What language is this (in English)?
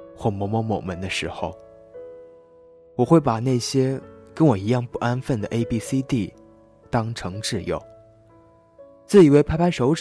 Chinese